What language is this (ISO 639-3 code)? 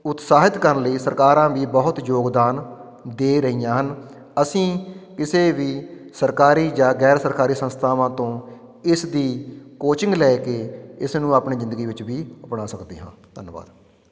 pan